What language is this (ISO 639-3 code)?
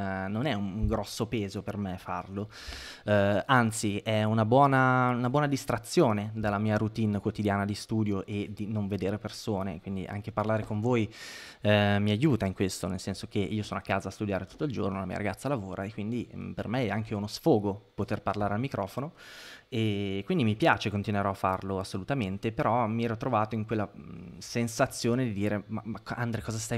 ita